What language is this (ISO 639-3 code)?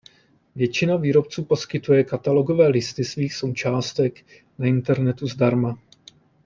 ces